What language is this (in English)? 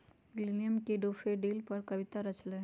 Magahi